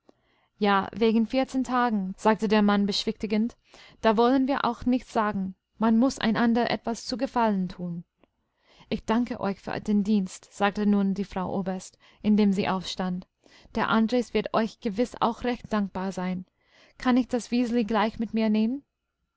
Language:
German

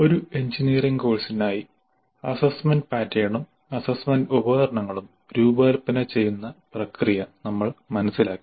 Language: Malayalam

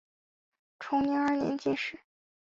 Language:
Chinese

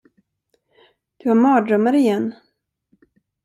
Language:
Swedish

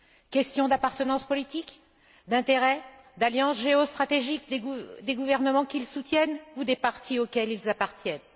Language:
French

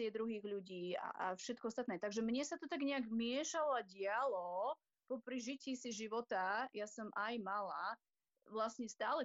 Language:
Slovak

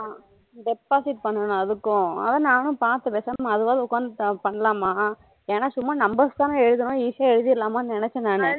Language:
Tamil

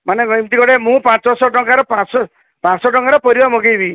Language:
Odia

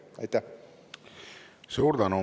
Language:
Estonian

